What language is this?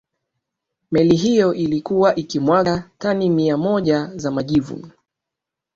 Swahili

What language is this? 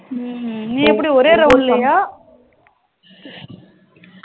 Tamil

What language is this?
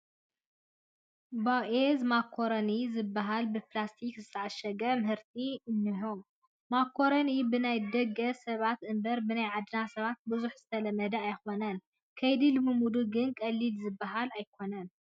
Tigrinya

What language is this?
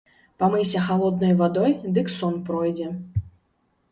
Belarusian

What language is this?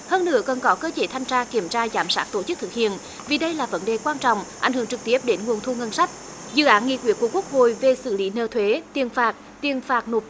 Vietnamese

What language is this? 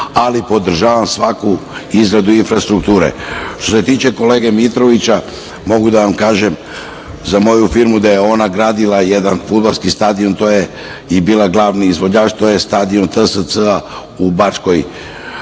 Serbian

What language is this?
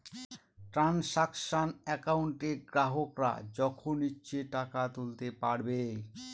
Bangla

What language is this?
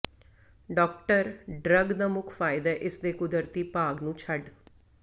Punjabi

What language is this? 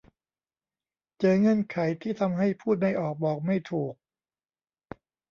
Thai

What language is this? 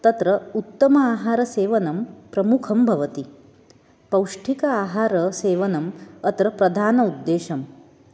Sanskrit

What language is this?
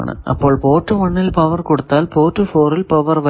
Malayalam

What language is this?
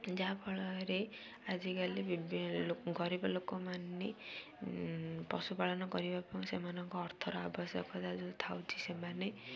Odia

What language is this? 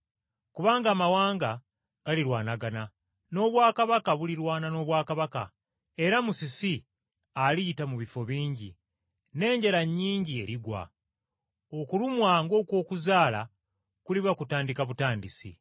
Ganda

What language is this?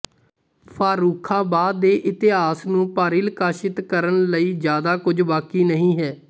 Punjabi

